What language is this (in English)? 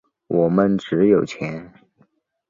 Chinese